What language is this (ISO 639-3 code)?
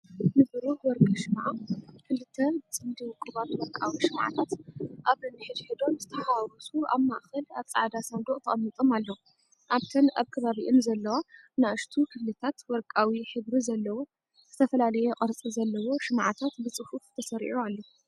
tir